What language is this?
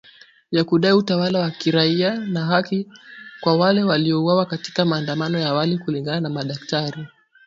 Swahili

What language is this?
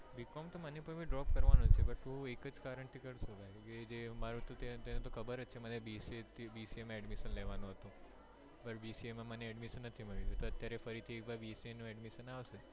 Gujarati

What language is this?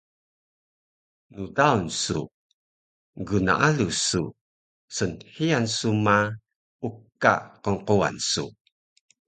Taroko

